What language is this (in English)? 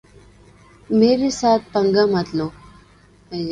Urdu